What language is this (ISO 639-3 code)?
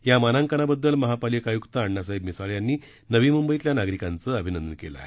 mar